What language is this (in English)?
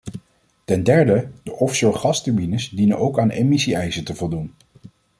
Dutch